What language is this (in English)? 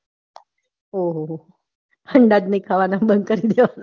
Gujarati